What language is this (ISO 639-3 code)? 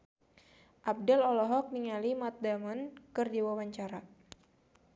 sun